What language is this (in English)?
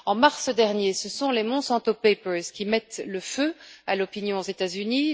French